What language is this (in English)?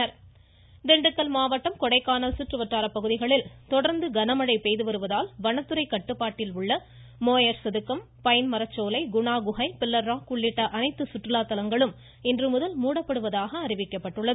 Tamil